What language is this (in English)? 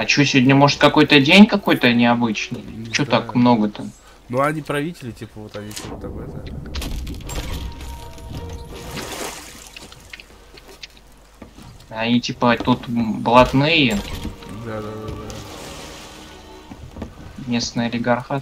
Russian